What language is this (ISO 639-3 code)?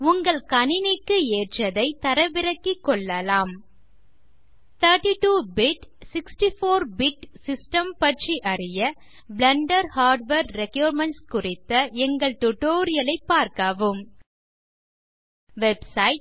tam